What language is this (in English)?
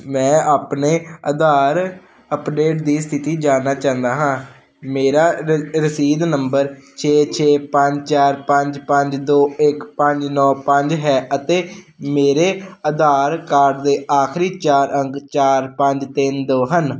Punjabi